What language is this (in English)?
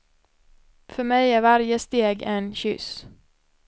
Swedish